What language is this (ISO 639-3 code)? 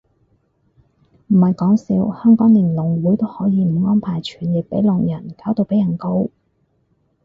yue